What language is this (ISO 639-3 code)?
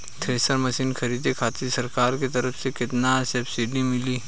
bho